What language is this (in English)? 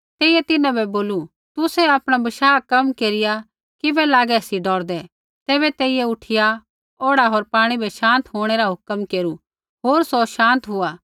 Kullu Pahari